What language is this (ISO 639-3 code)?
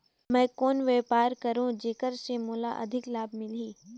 hne